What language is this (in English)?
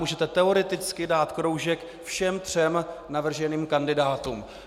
Czech